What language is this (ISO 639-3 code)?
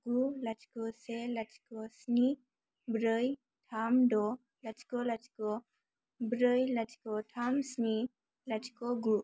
brx